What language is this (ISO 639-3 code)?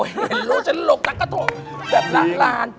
tha